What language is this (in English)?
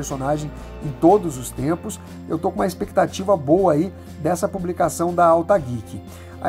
Portuguese